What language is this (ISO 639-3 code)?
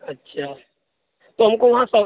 urd